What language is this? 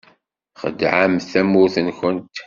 Kabyle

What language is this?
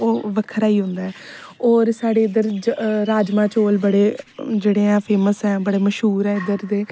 Dogri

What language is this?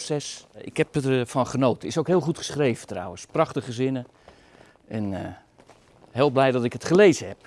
Dutch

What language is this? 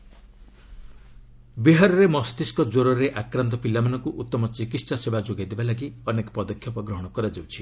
Odia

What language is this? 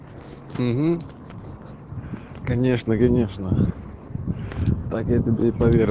Russian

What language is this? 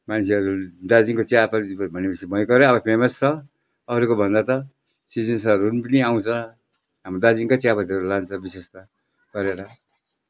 Nepali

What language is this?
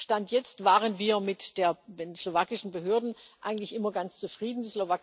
German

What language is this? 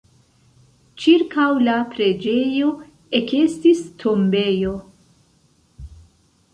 Esperanto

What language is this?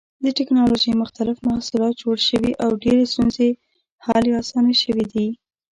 Pashto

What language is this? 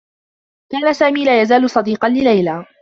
Arabic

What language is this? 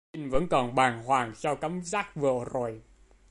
Vietnamese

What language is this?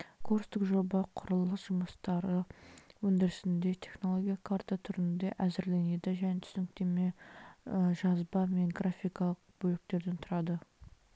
Kazakh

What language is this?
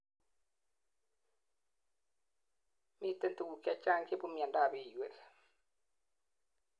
Kalenjin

